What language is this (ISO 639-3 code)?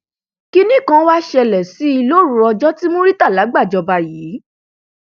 yor